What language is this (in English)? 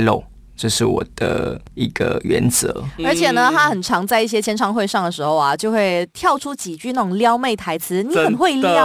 Chinese